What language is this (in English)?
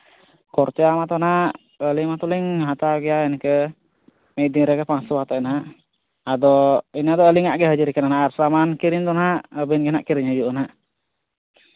Santali